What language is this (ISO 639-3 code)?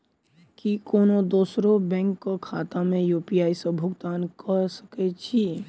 mai